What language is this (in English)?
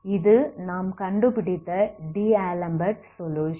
Tamil